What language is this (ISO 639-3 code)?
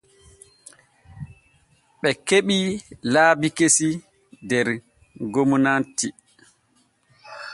fue